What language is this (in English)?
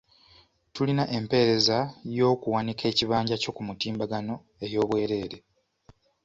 Ganda